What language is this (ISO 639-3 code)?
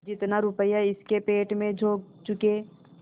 hin